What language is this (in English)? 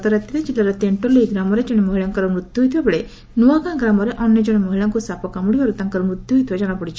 Odia